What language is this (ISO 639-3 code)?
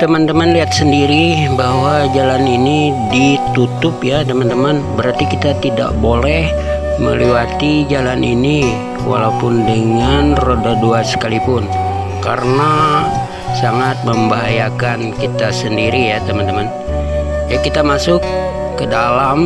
ind